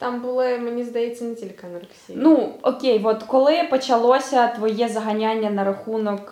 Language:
Ukrainian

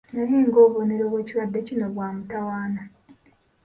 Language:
Ganda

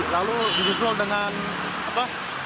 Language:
Indonesian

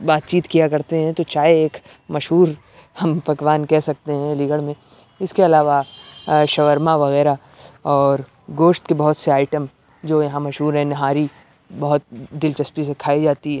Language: Urdu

